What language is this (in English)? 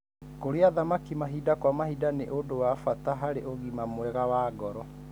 Kikuyu